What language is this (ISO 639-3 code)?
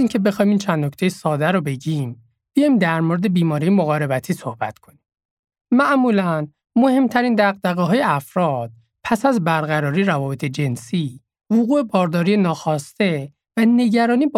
fas